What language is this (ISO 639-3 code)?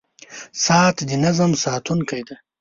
pus